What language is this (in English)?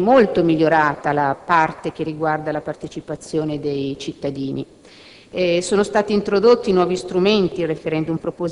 Italian